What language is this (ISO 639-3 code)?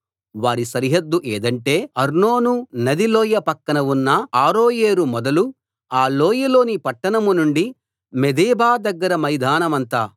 tel